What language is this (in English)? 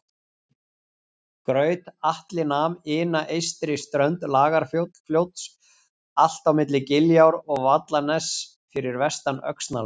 Icelandic